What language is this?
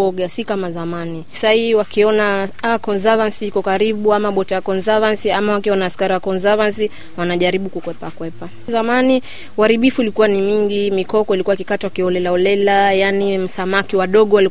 Swahili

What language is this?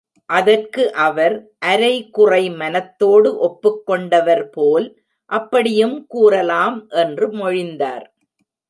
Tamil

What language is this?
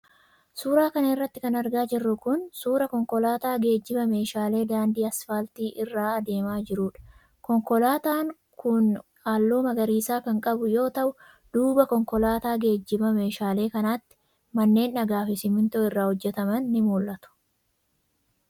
Oromo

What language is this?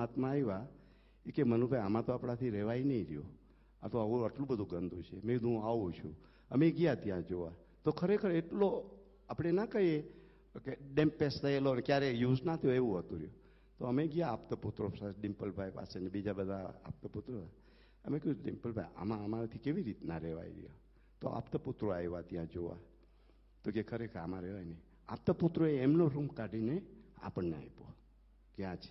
Gujarati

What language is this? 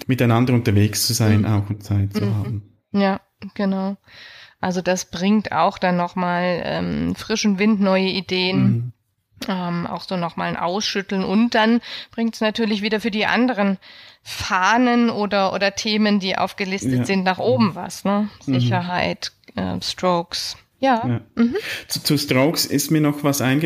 German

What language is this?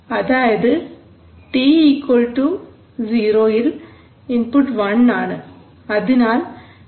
Malayalam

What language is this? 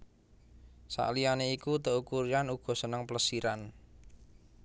Javanese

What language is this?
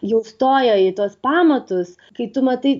Lithuanian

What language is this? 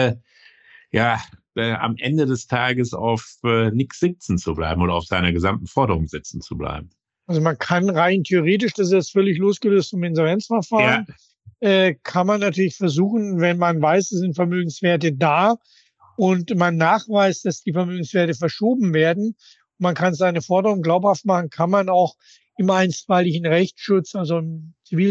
German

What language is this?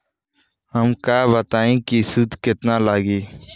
Bhojpuri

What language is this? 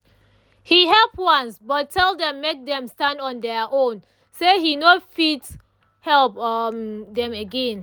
Nigerian Pidgin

